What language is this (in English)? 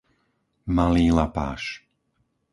Slovak